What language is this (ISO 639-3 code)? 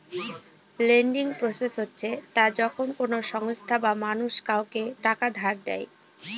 ben